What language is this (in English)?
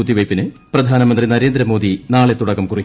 Malayalam